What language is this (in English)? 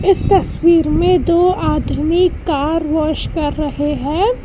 Hindi